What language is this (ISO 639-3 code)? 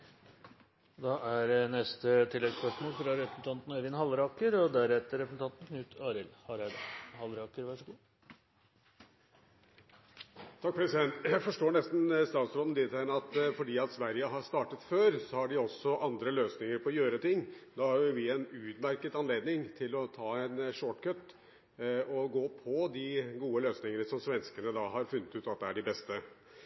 nor